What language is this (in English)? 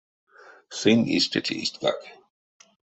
Erzya